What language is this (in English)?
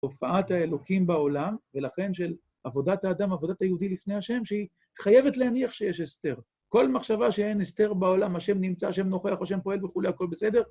Hebrew